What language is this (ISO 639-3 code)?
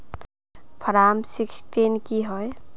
mag